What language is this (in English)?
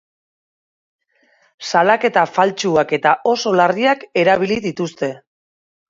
Basque